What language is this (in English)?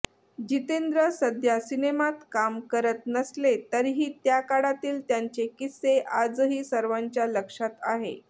Marathi